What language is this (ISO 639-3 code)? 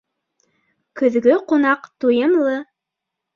bak